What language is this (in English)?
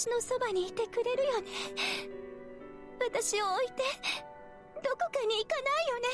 Japanese